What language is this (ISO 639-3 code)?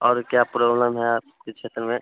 hin